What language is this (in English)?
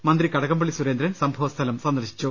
Malayalam